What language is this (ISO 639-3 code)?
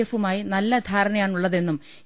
mal